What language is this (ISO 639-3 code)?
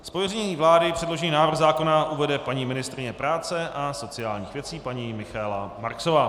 ces